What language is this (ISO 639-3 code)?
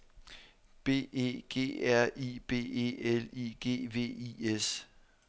dan